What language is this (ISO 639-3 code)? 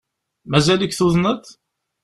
kab